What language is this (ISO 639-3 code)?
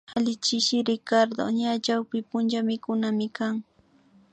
qvi